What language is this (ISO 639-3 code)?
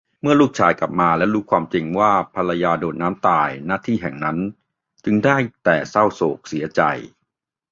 tha